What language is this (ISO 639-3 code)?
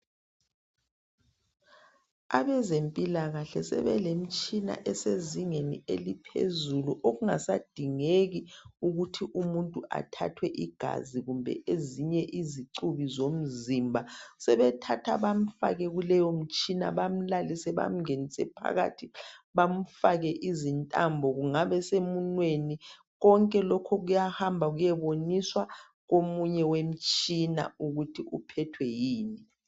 nde